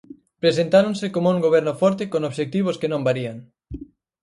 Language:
Galician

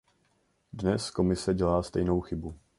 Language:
Czech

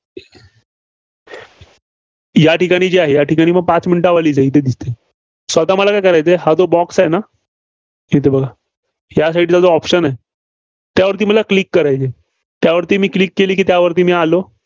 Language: Marathi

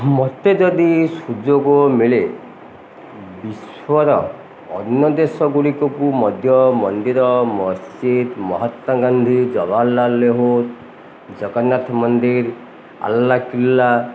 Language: Odia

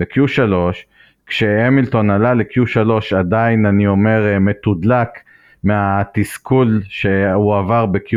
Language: Hebrew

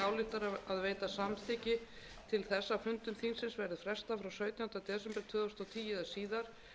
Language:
Icelandic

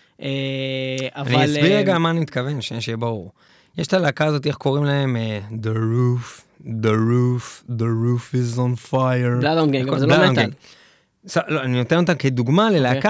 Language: Hebrew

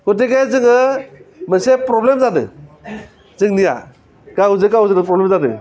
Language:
Bodo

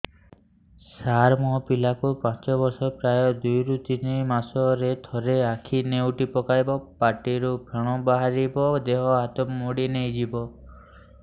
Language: Odia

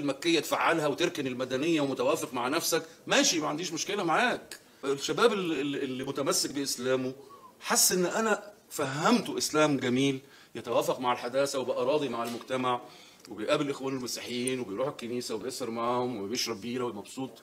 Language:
Arabic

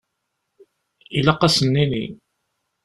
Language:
Kabyle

